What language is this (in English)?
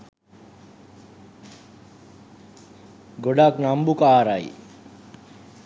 Sinhala